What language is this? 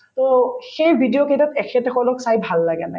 Assamese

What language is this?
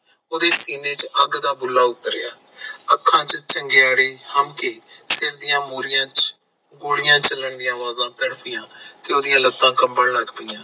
Punjabi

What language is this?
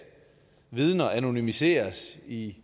Danish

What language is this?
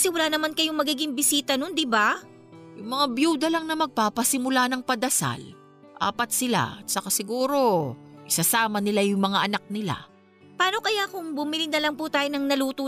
Filipino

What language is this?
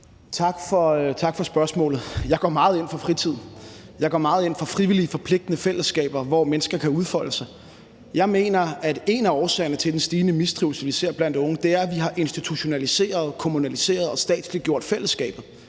Danish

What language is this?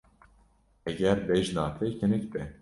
Kurdish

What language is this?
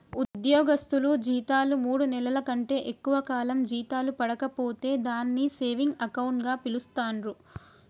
Telugu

